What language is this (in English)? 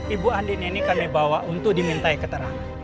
Indonesian